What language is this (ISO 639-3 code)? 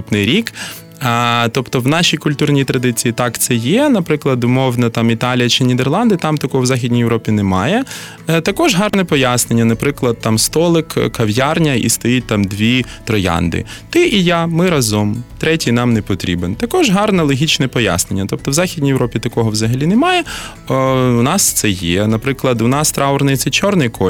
ukr